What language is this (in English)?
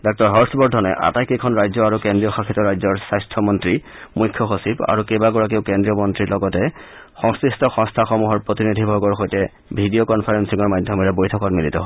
Assamese